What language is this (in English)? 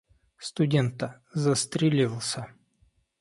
Russian